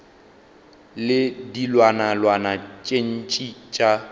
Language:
Northern Sotho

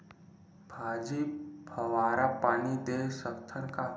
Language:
Chhattisgarhi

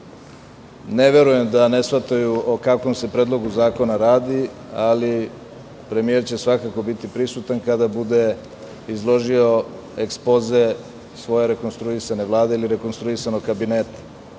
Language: Serbian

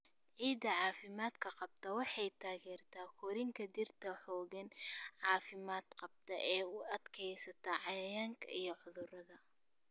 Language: Somali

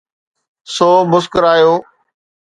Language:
Sindhi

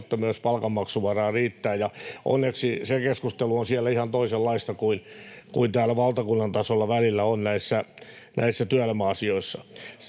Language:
Finnish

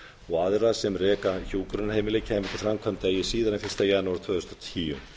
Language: Icelandic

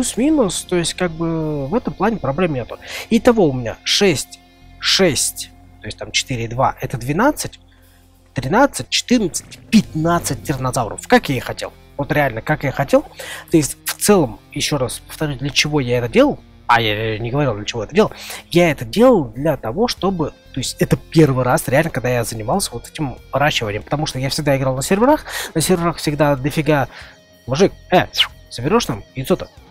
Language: Russian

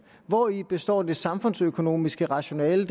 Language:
Danish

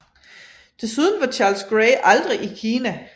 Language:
Danish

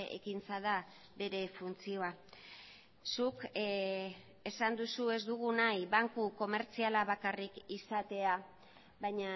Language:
Basque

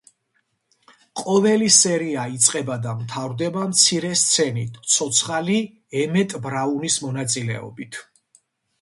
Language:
Georgian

